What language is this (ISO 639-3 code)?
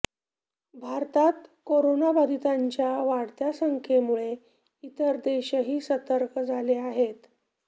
mar